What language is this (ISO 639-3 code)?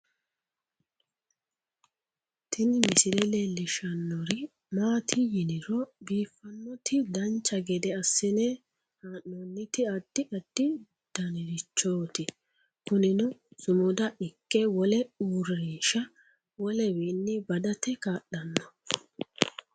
sid